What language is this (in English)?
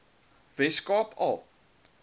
Afrikaans